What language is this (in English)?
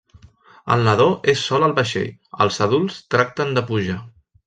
Catalan